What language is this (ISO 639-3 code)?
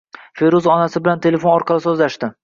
uzb